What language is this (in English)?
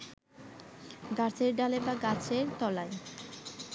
Bangla